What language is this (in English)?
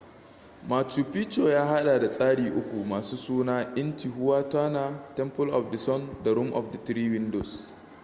Hausa